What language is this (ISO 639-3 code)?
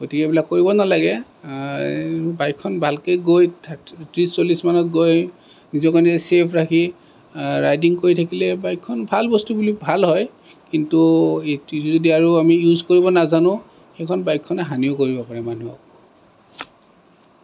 asm